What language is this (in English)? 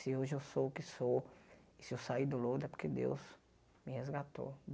Portuguese